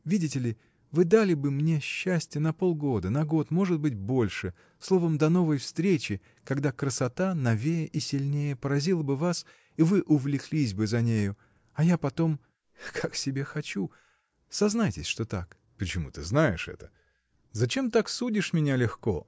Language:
Russian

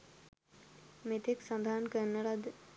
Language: Sinhala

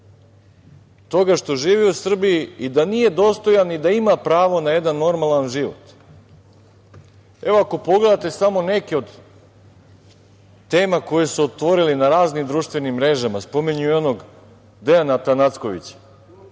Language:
Serbian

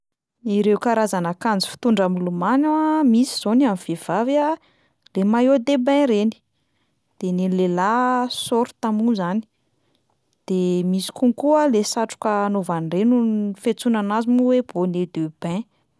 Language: Malagasy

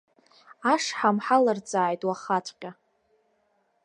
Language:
Abkhazian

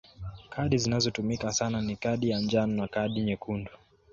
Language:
Swahili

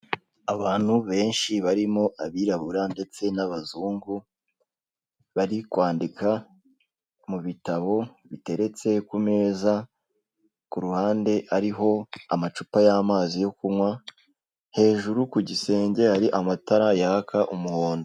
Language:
Kinyarwanda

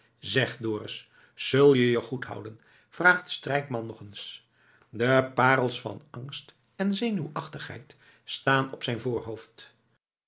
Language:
Dutch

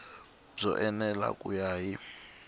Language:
Tsonga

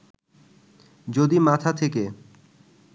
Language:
Bangla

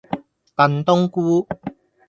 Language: Cantonese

